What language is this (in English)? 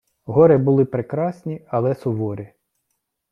Ukrainian